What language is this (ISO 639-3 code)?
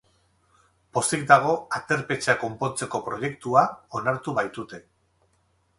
eus